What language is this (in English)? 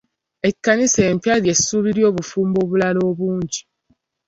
Ganda